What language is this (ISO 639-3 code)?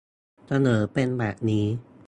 tha